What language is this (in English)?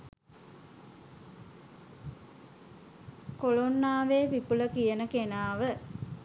Sinhala